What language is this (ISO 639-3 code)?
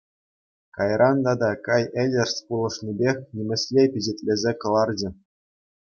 chv